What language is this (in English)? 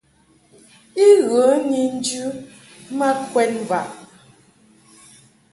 Mungaka